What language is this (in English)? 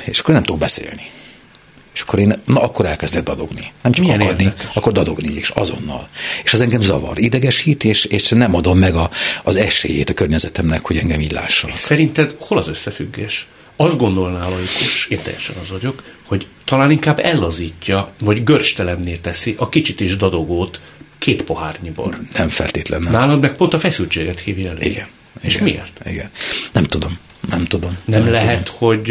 Hungarian